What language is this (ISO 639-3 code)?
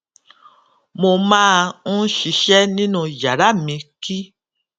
yor